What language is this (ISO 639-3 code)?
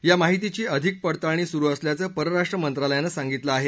mar